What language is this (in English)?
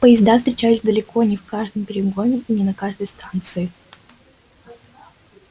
Russian